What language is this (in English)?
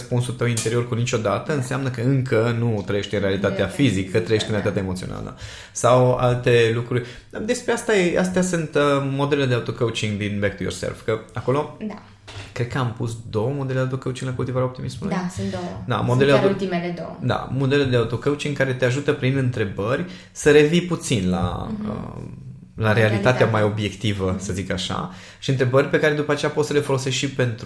Romanian